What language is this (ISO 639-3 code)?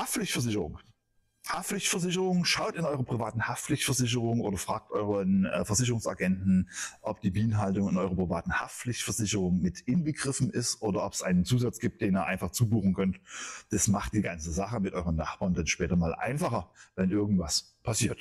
deu